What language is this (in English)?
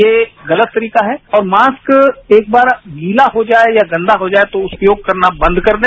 Hindi